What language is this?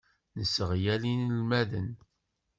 Kabyle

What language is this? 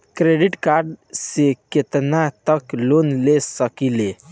Bhojpuri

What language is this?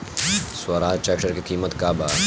Bhojpuri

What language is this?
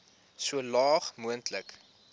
Afrikaans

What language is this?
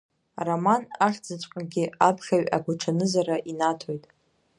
Abkhazian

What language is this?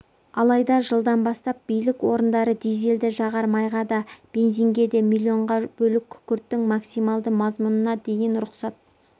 Kazakh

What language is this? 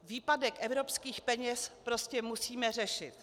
Czech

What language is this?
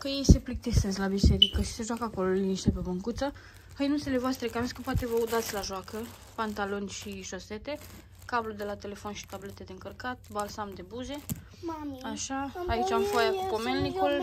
Romanian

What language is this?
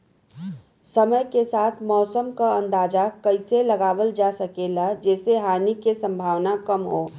Bhojpuri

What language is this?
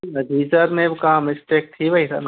Sindhi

